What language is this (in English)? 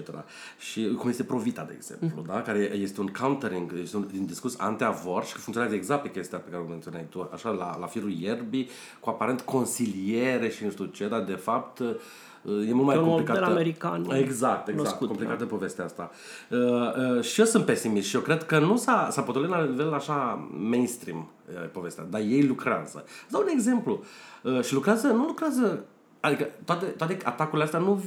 Romanian